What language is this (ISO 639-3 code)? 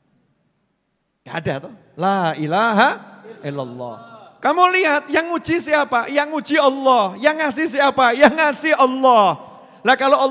ind